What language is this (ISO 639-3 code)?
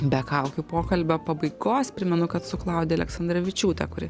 lit